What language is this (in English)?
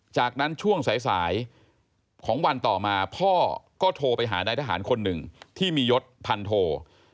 Thai